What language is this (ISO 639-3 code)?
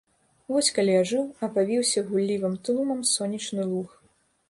bel